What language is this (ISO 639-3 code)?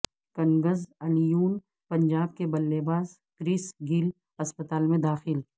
urd